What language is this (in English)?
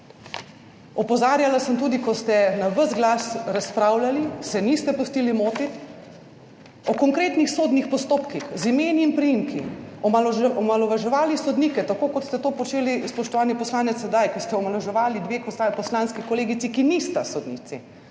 Slovenian